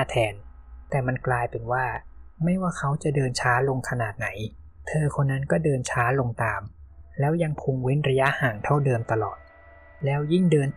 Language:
Thai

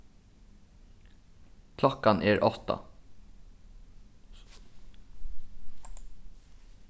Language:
Faroese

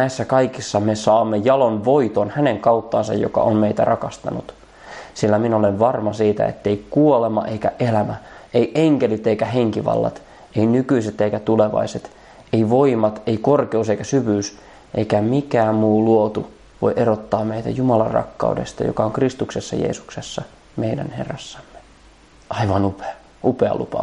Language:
Finnish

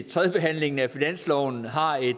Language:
Danish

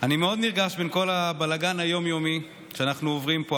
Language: Hebrew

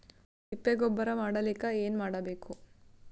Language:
Kannada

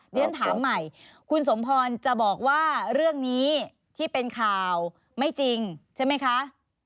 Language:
Thai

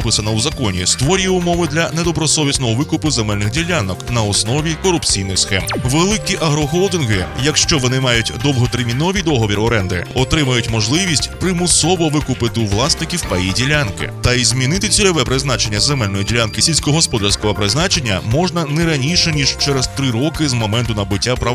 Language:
Ukrainian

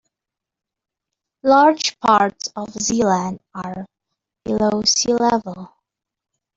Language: English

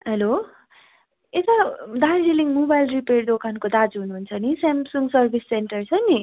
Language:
Nepali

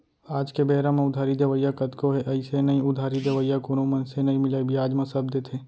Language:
Chhattisgarhi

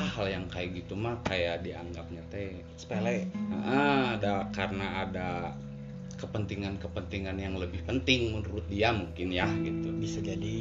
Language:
Indonesian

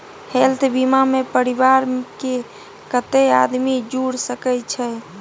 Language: Maithili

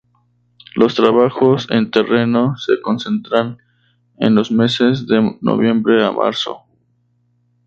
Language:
Spanish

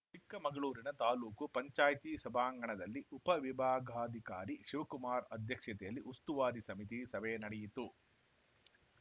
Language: Kannada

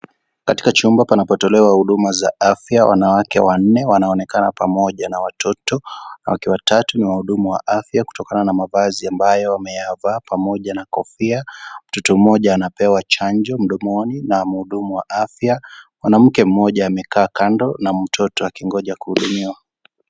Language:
Swahili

